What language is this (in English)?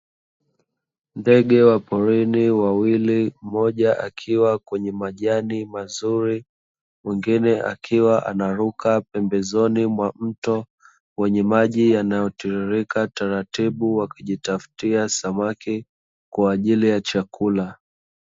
Swahili